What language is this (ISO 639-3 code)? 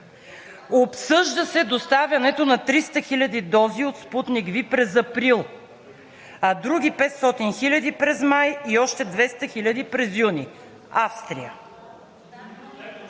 bul